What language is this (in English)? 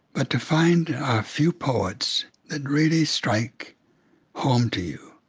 English